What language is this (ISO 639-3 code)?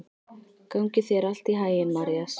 isl